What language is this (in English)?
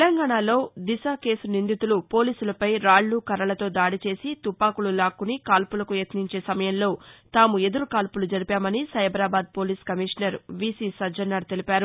Telugu